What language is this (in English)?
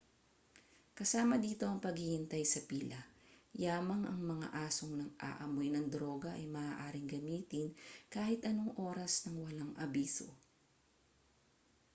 Filipino